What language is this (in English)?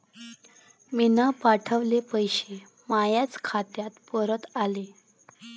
Marathi